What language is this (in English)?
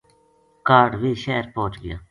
Gujari